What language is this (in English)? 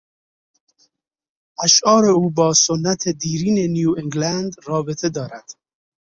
Persian